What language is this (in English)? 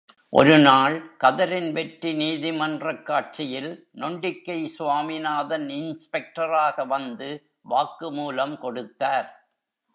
Tamil